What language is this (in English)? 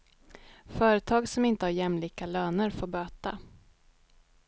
Swedish